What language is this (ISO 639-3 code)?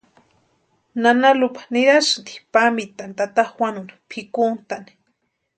pua